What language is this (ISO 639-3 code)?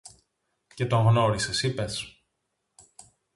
ell